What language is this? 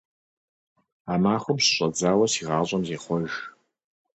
Kabardian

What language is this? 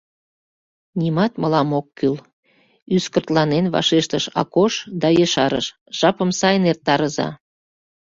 Mari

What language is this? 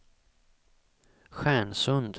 Swedish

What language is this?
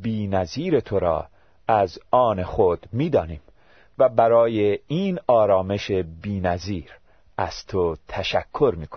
Persian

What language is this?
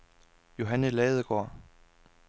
Danish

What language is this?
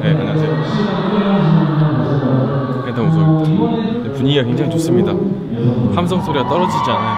Korean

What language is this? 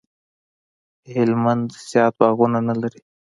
Pashto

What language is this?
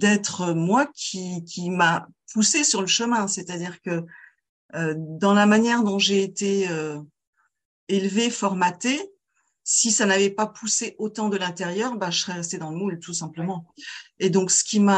French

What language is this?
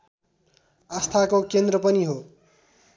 Nepali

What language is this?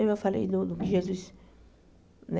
Portuguese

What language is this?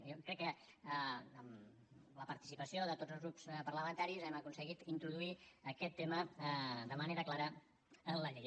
Catalan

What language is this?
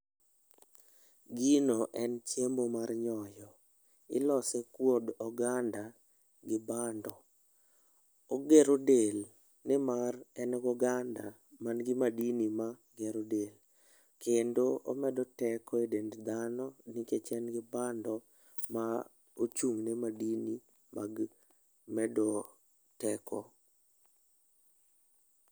Luo (Kenya and Tanzania)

